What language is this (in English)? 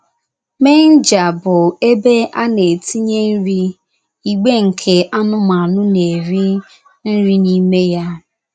Igbo